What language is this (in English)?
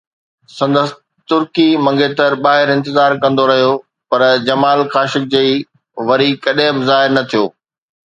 Sindhi